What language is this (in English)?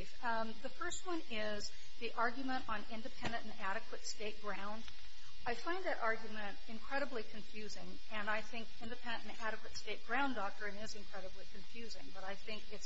English